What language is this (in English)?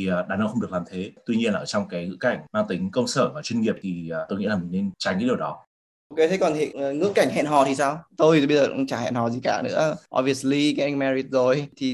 Vietnamese